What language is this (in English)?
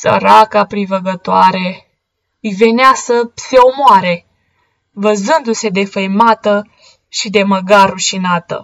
Romanian